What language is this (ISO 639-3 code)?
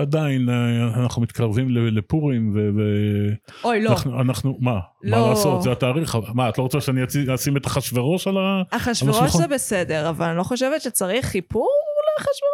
heb